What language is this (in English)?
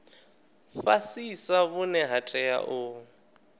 Venda